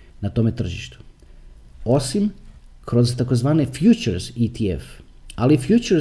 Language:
Croatian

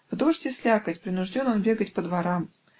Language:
Russian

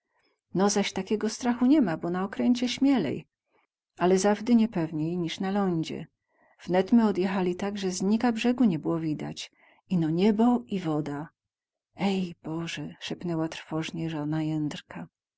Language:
Polish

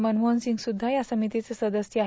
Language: Marathi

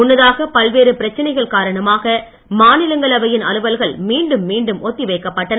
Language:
Tamil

